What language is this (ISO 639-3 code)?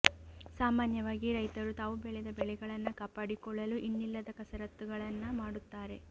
kan